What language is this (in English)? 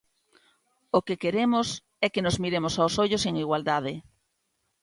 Galician